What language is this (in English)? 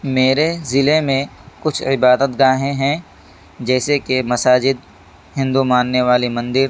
Urdu